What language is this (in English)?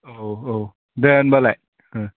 Bodo